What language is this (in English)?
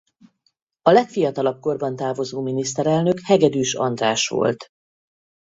Hungarian